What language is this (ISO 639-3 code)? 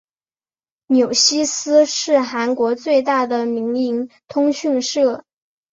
zho